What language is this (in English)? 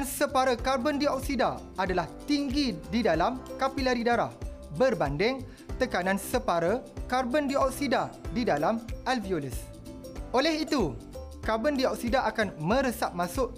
Malay